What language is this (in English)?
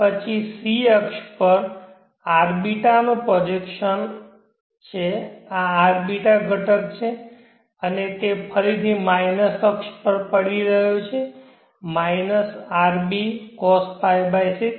Gujarati